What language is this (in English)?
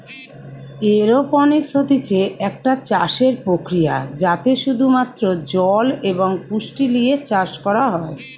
Bangla